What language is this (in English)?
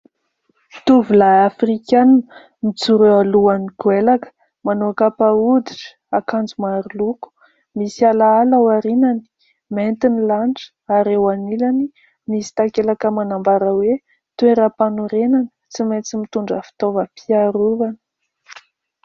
Malagasy